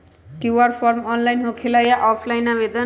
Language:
Magahi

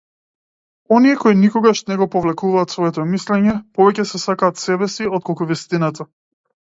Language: Macedonian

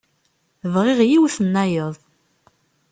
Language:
Kabyle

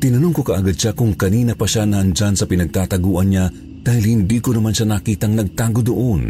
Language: Filipino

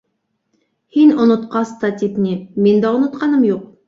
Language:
Bashkir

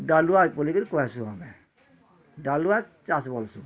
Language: Odia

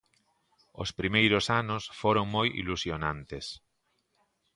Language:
Galician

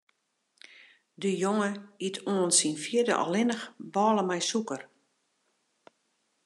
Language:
Western Frisian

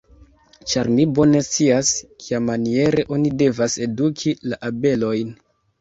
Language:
Esperanto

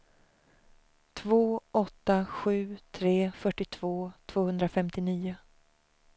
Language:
Swedish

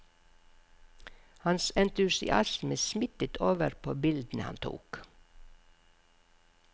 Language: Norwegian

